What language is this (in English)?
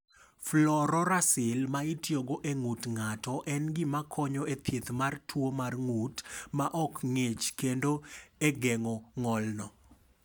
Luo (Kenya and Tanzania)